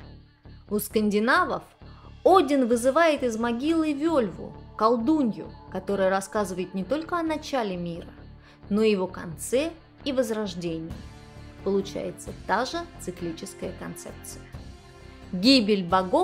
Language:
Russian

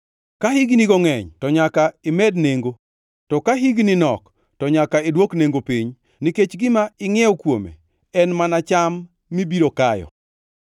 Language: Luo (Kenya and Tanzania)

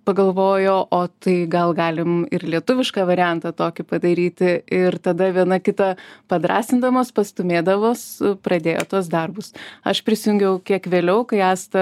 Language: Lithuanian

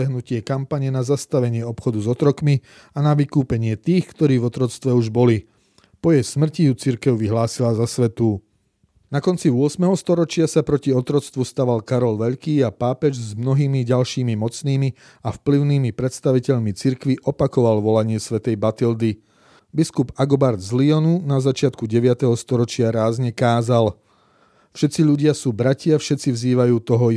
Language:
Slovak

